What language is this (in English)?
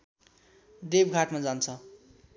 Nepali